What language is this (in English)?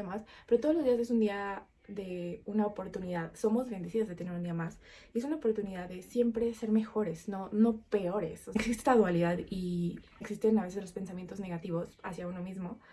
Spanish